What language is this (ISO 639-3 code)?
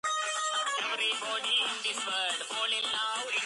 kat